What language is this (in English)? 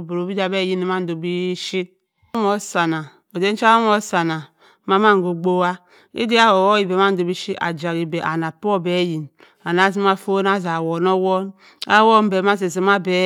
Cross River Mbembe